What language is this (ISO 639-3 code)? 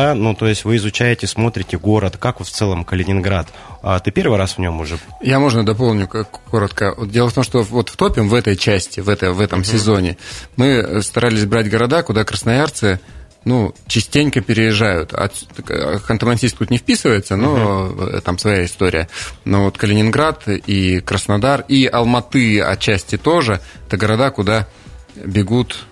rus